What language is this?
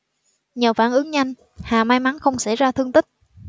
Vietnamese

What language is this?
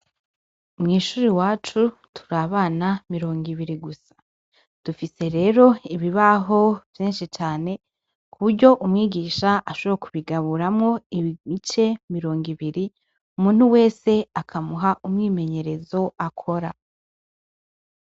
Rundi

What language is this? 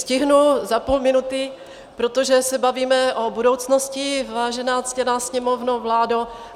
Czech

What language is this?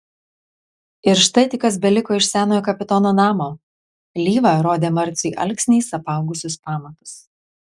Lithuanian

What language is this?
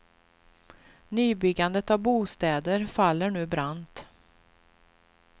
Swedish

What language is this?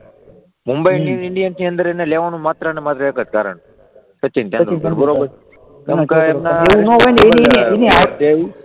Gujarati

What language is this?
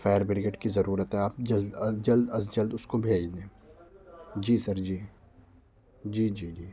Urdu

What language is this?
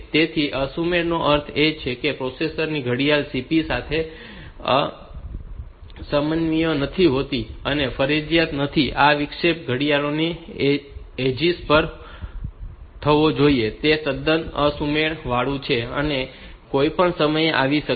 Gujarati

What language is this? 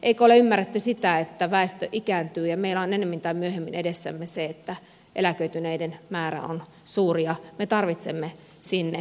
Finnish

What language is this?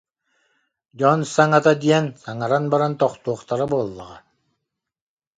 Yakut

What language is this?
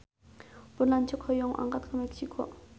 Sundanese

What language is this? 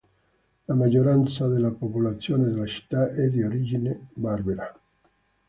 Italian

